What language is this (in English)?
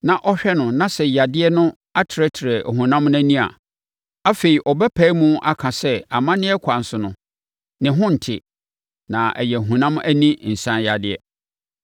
Akan